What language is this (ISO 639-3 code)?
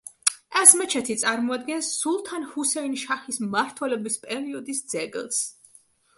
kat